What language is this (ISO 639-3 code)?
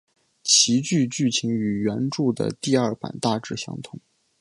zho